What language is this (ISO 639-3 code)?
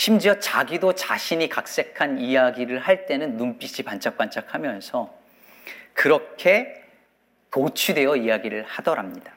kor